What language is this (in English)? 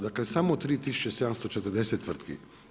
Croatian